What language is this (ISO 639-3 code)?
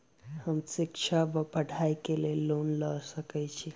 mai